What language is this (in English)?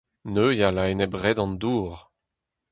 Breton